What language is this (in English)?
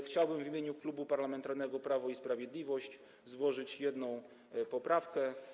Polish